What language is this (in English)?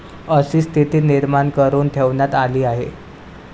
Marathi